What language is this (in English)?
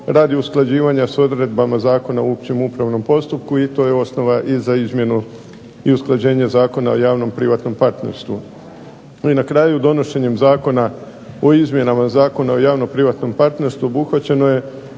Croatian